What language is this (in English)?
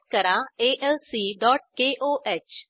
Marathi